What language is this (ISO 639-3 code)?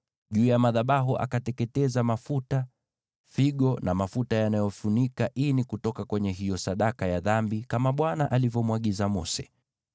swa